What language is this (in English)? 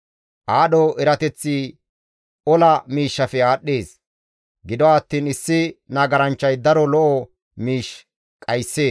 Gamo